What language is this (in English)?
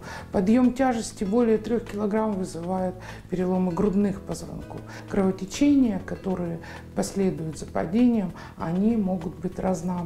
Russian